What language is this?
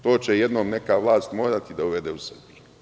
Serbian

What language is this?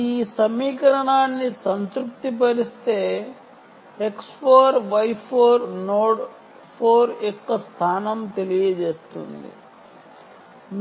Telugu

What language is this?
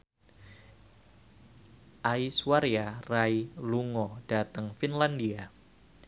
Javanese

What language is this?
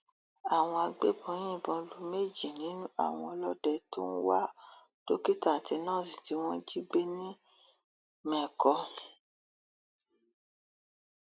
Yoruba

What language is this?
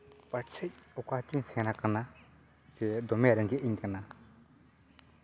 Santali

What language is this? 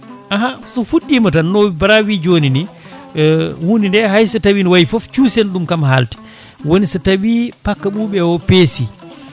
Fula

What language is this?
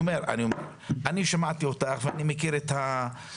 Hebrew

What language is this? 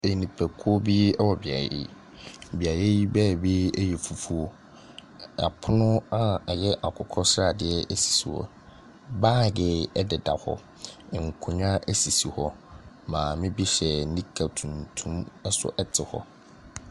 Akan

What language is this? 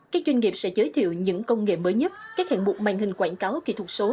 Vietnamese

